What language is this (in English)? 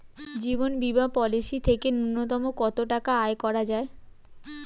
Bangla